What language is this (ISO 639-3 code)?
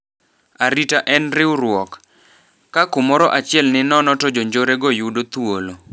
luo